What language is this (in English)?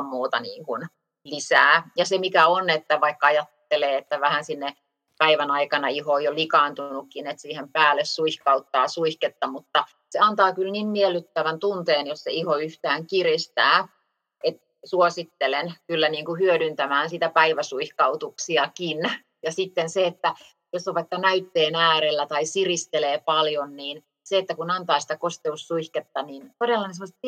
Finnish